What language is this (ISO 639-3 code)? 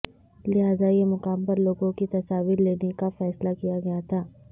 urd